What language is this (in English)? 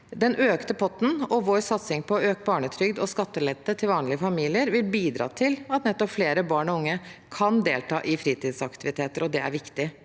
Norwegian